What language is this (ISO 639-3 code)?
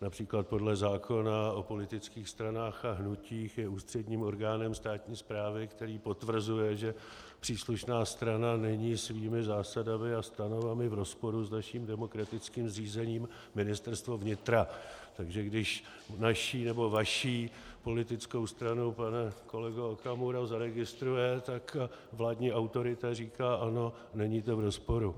ces